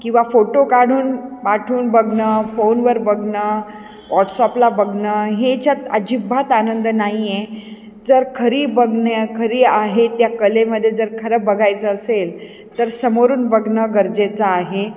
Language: Marathi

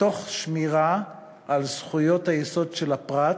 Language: Hebrew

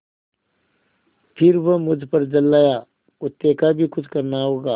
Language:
Hindi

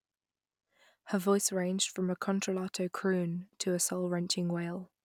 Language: English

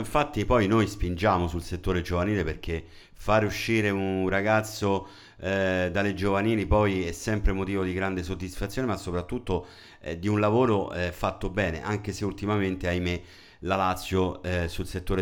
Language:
Italian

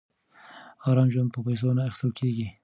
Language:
Pashto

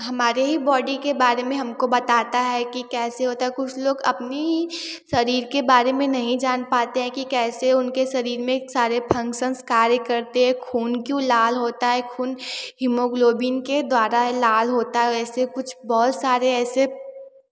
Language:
Hindi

